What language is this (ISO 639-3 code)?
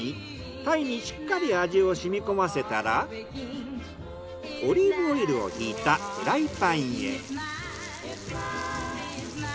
jpn